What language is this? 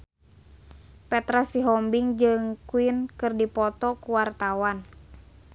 Sundanese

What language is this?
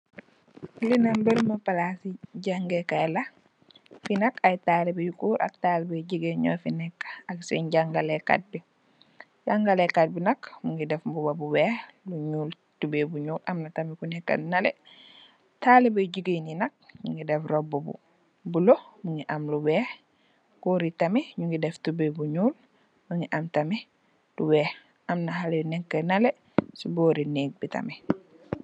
Wolof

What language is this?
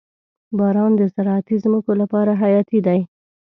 Pashto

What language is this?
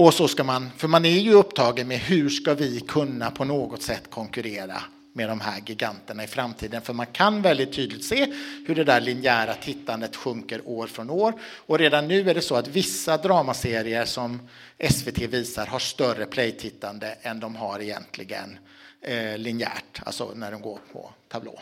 Swedish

